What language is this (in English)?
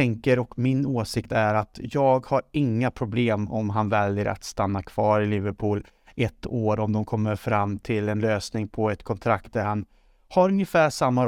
Swedish